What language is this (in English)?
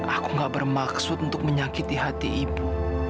Indonesian